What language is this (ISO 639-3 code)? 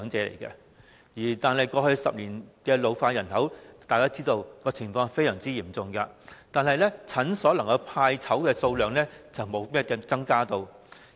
yue